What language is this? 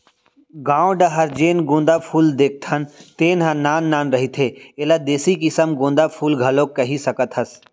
Chhattisgarhi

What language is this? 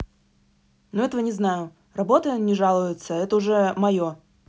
Russian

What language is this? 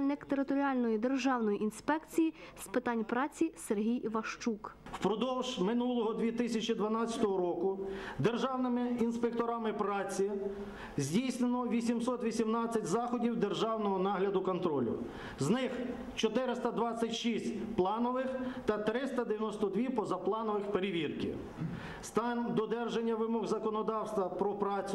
Ukrainian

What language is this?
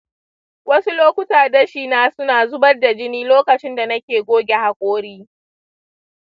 Hausa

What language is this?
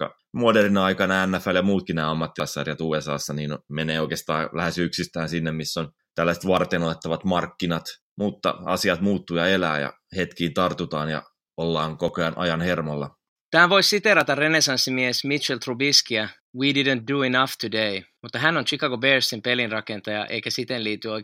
Finnish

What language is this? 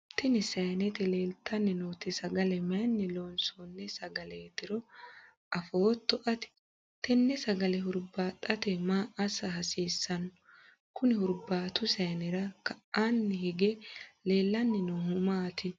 Sidamo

